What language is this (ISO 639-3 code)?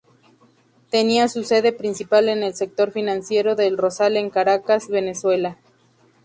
spa